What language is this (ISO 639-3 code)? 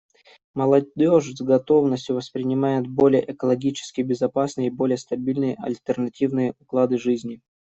rus